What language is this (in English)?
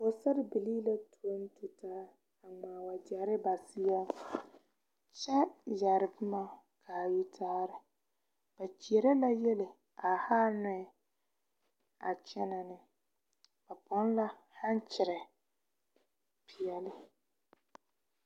Southern Dagaare